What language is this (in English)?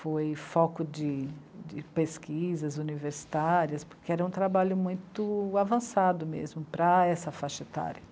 Portuguese